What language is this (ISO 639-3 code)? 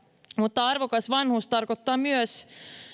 fin